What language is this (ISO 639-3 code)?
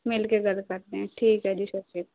pan